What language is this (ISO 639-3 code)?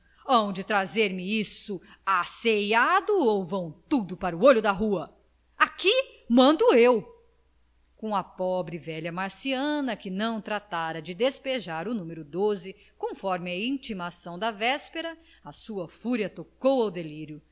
por